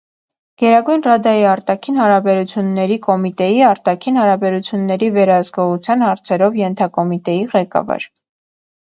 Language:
Armenian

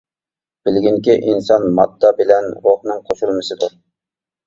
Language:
Uyghur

